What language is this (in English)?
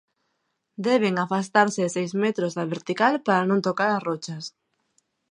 Galician